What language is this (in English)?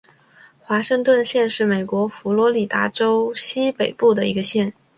Chinese